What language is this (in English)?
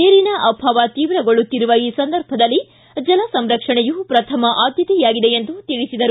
Kannada